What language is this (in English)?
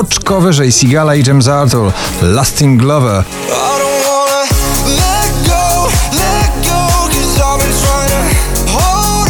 Polish